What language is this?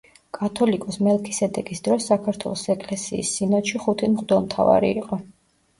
Georgian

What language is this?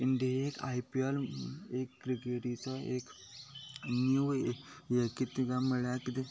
Konkani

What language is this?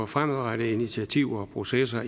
Danish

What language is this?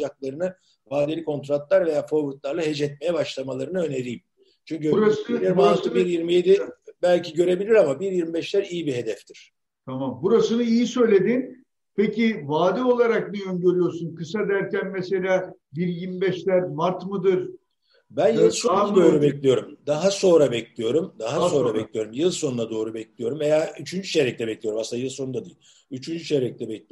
Turkish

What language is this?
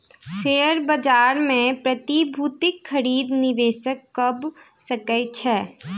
Maithili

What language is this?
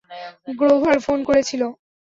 Bangla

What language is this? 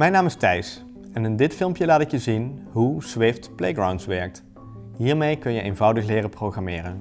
Dutch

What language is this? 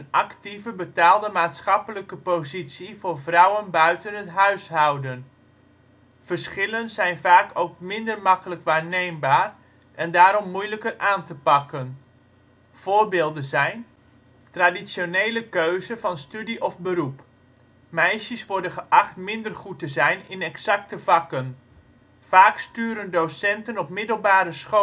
Dutch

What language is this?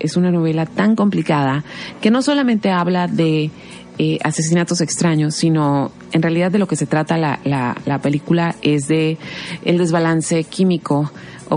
Spanish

